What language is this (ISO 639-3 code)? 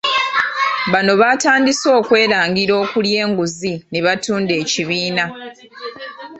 lug